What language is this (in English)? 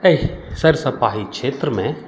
Maithili